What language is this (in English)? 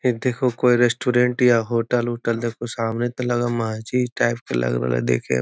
Magahi